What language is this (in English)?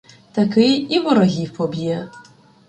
Ukrainian